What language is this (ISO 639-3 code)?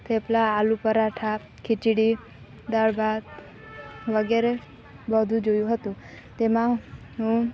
guj